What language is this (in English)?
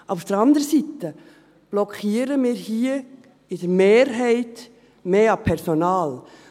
Swiss German